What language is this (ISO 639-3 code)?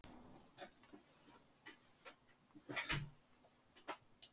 isl